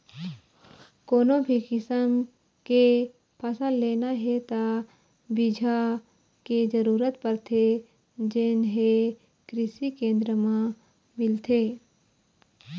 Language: Chhattisgarhi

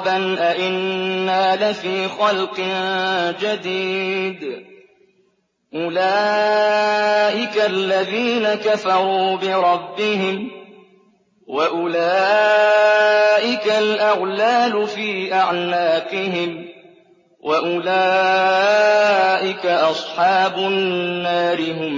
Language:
Arabic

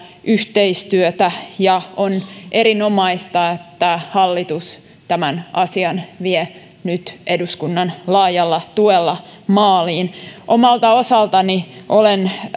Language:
Finnish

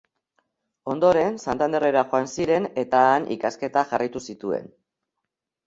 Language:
Basque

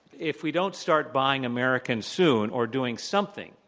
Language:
English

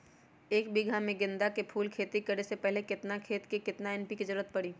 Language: Magahi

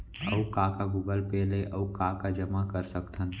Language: Chhattisgarhi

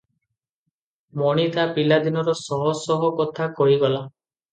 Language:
Odia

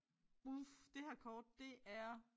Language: Danish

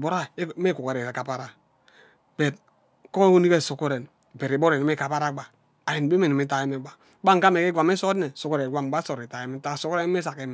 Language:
Ubaghara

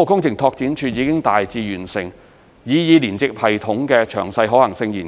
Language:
Cantonese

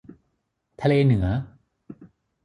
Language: Thai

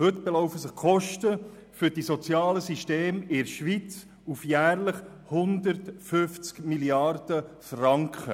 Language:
Swiss German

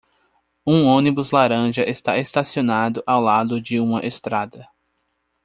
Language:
Portuguese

